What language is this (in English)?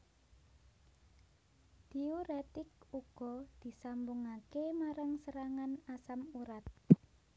Javanese